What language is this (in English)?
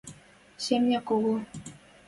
Western Mari